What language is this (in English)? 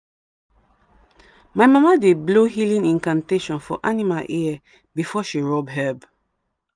Nigerian Pidgin